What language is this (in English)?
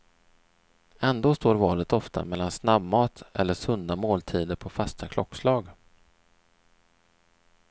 Swedish